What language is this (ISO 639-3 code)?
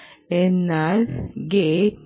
mal